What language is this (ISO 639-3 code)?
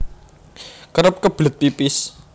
jav